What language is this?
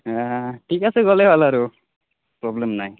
Assamese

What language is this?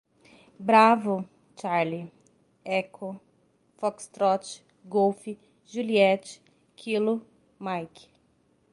Portuguese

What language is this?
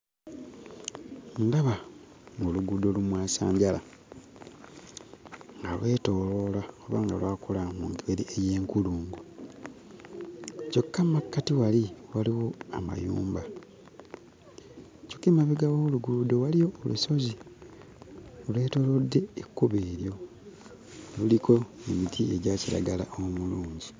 Ganda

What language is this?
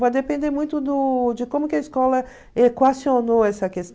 Portuguese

